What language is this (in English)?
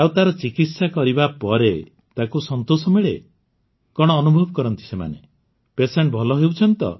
Odia